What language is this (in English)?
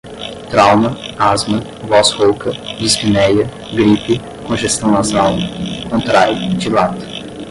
Portuguese